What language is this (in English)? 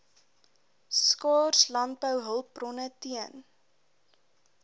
Afrikaans